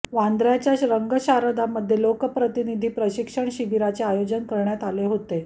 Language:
Marathi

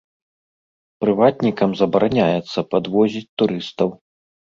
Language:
Belarusian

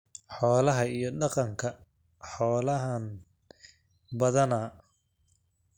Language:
Somali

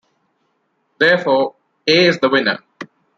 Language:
English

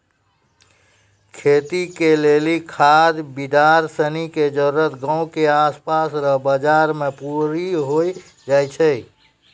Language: Maithili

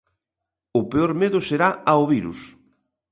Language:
Galician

